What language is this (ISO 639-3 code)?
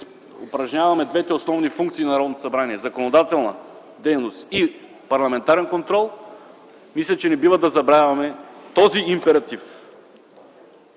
bul